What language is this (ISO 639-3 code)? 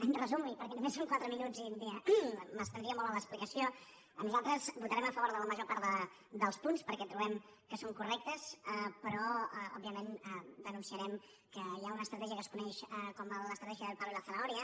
cat